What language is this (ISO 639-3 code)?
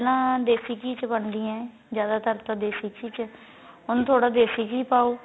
pan